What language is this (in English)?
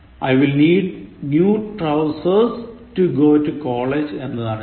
Malayalam